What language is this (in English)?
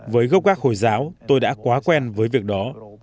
Vietnamese